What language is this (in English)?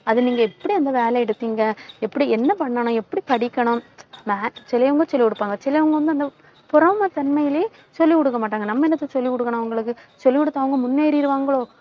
Tamil